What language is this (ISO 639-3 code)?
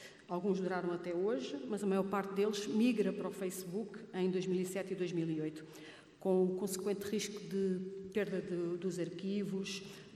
por